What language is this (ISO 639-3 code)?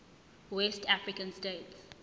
zul